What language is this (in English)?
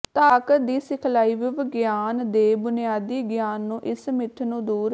Punjabi